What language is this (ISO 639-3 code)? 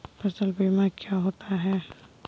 hin